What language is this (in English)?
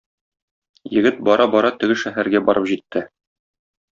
Tatar